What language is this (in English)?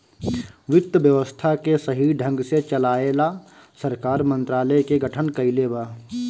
Bhojpuri